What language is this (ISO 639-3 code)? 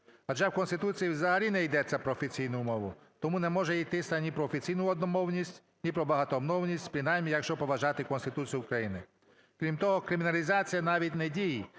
ukr